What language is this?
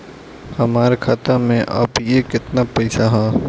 Bhojpuri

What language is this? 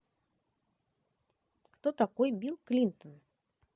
Russian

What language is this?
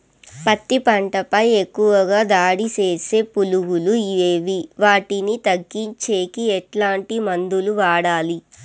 Telugu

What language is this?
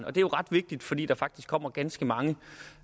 Danish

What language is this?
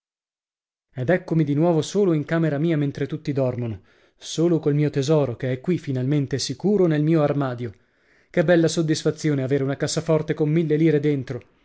Italian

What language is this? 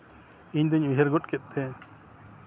Santali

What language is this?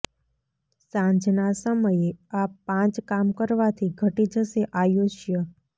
Gujarati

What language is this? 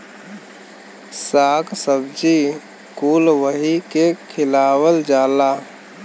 Bhojpuri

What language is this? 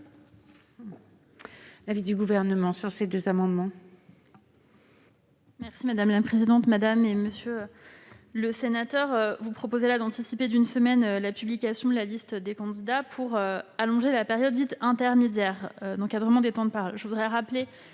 French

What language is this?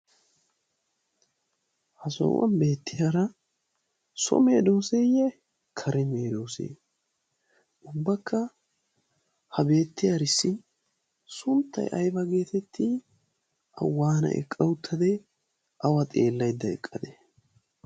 Wolaytta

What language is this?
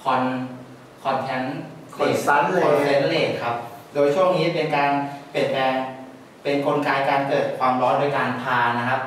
Thai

